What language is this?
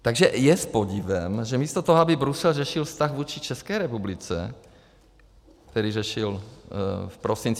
Czech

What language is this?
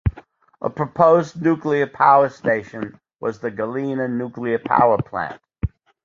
English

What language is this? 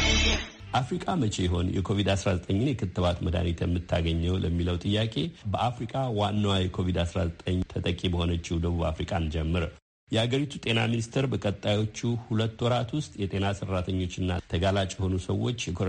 Amharic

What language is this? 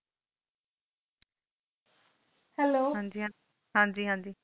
Punjabi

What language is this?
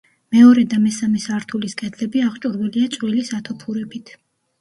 Georgian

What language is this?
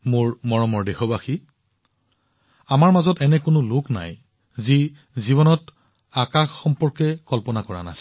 Assamese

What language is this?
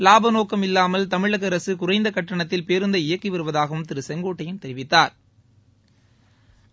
Tamil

